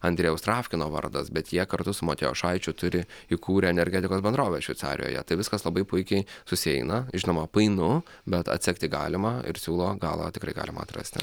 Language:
Lithuanian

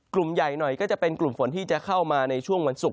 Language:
Thai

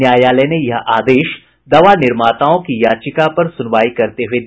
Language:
Hindi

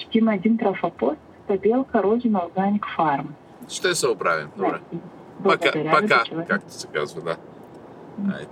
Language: Bulgarian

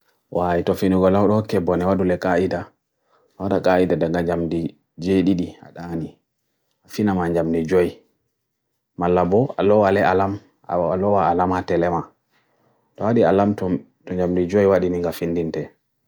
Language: Bagirmi Fulfulde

